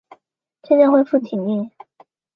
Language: Chinese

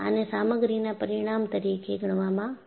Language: Gujarati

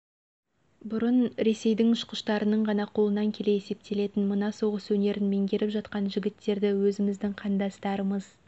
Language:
Kazakh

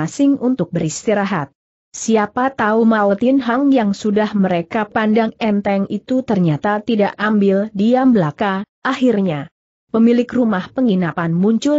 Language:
Indonesian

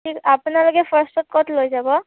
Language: Assamese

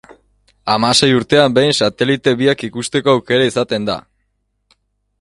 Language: Basque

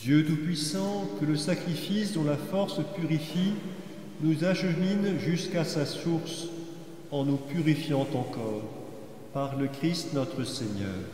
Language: French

